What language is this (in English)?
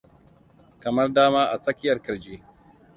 Hausa